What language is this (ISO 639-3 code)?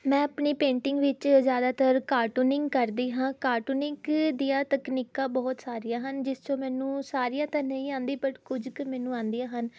pan